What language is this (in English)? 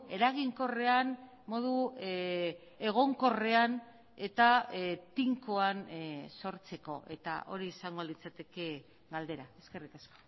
Basque